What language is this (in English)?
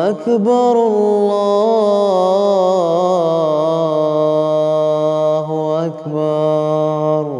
Arabic